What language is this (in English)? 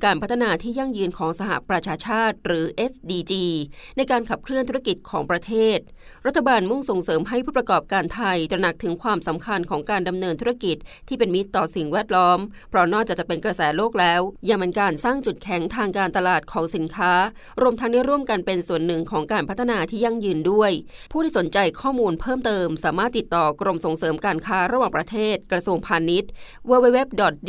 Thai